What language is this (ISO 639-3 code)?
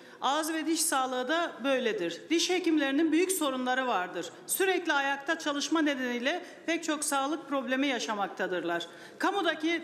tur